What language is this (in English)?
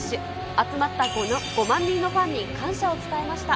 Japanese